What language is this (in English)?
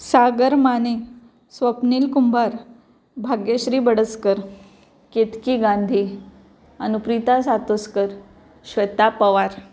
Marathi